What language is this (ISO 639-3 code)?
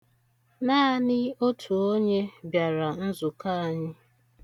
ibo